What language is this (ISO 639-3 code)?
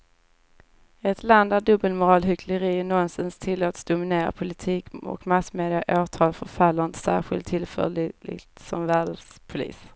swe